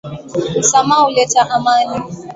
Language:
Swahili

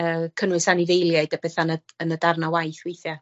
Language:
Welsh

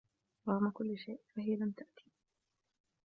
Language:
Arabic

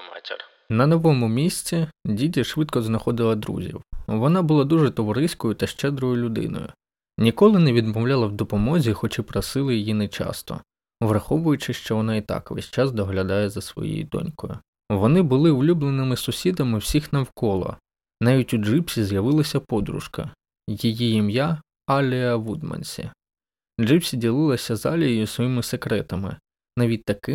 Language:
Ukrainian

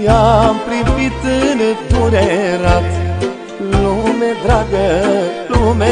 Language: Romanian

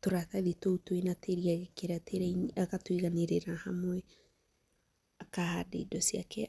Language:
Kikuyu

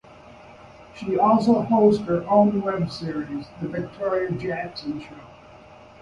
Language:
English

